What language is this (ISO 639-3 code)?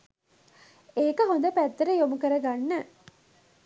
sin